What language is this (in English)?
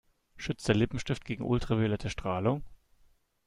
German